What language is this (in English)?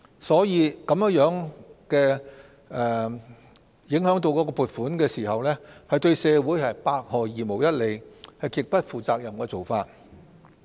Cantonese